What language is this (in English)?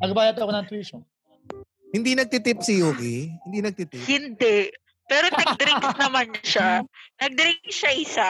Filipino